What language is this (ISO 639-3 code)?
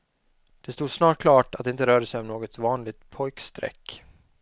swe